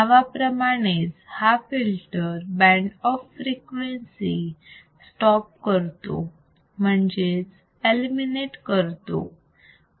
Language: Marathi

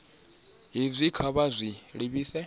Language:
Venda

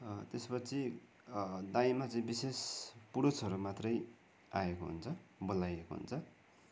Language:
Nepali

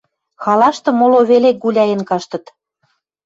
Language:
Western Mari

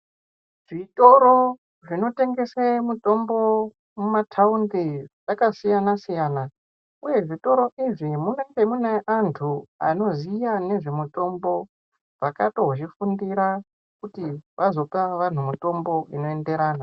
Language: Ndau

